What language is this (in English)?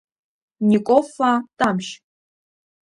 Abkhazian